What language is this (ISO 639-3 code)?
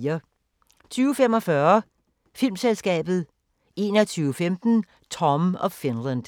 dan